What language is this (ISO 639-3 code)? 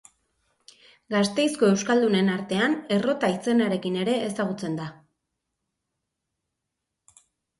eus